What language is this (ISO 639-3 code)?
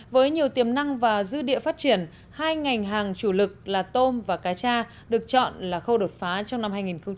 vie